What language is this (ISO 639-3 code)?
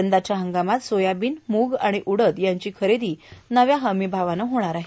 mar